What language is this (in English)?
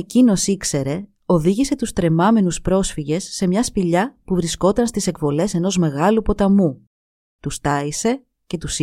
Greek